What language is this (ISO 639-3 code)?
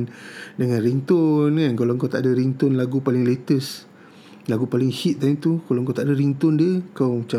msa